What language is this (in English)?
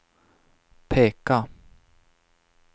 Swedish